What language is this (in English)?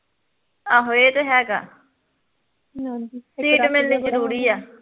Punjabi